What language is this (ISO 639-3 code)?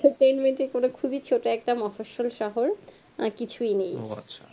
ben